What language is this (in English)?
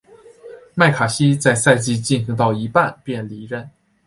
Chinese